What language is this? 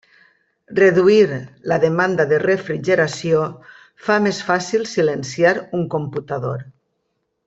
Catalan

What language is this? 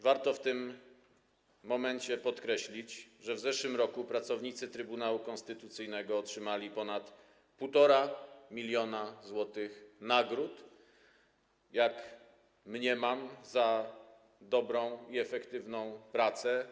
Polish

